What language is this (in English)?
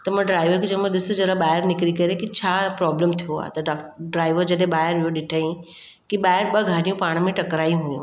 Sindhi